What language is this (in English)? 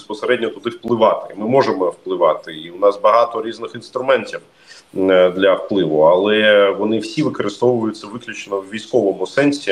Ukrainian